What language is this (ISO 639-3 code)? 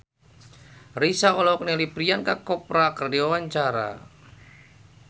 sun